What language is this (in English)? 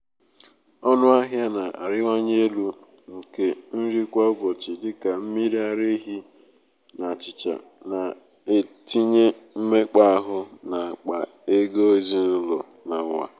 Igbo